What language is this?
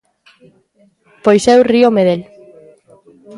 Galician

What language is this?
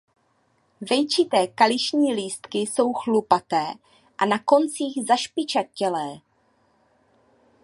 Czech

